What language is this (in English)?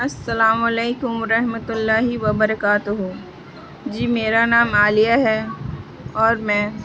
Urdu